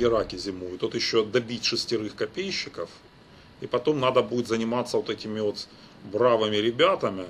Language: Russian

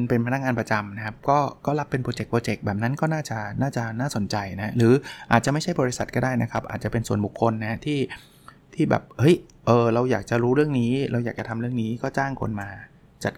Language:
Thai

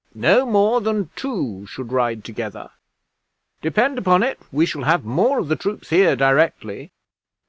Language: English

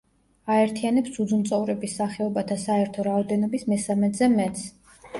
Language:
Georgian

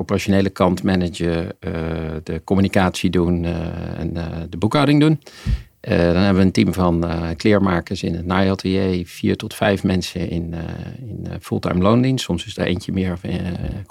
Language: Dutch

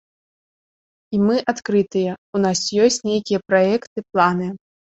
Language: Belarusian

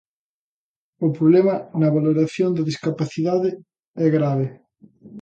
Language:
Galician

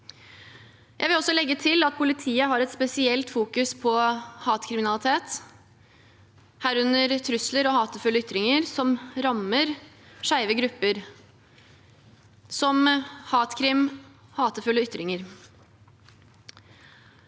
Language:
Norwegian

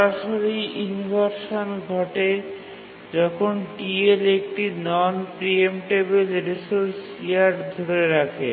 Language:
Bangla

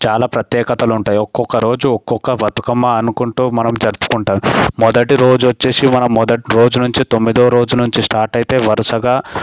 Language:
Telugu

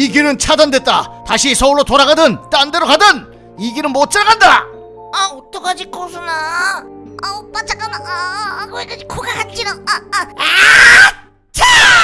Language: Korean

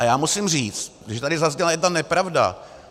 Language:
Czech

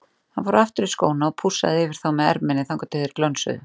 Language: Icelandic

